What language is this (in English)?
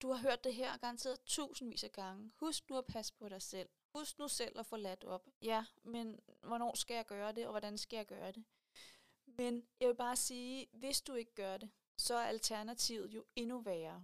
Danish